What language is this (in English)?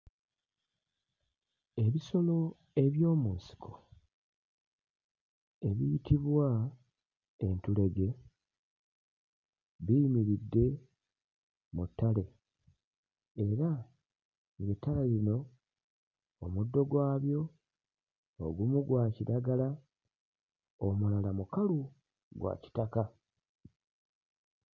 Ganda